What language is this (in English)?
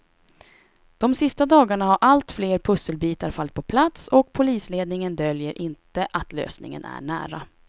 Swedish